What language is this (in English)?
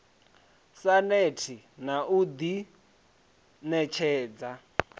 Venda